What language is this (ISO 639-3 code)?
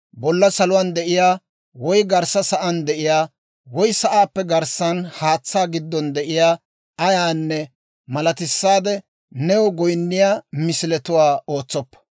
dwr